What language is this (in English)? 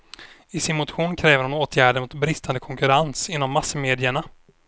Swedish